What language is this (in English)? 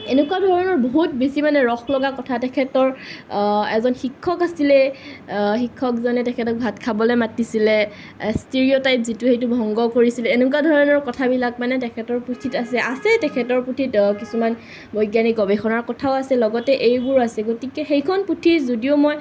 Assamese